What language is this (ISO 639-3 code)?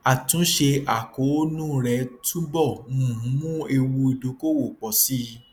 yor